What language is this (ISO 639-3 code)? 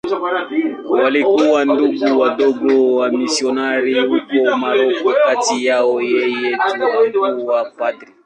swa